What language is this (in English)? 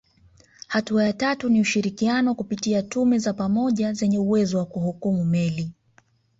Swahili